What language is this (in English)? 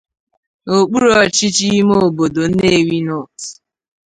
Igbo